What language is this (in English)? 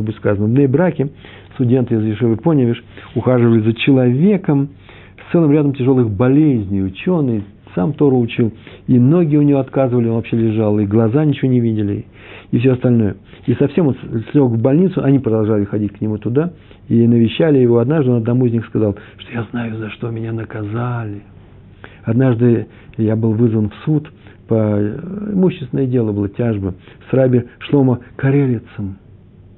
Russian